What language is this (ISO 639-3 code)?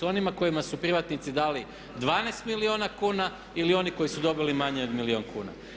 hrv